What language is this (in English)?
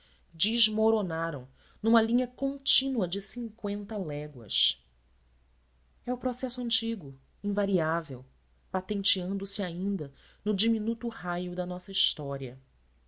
Portuguese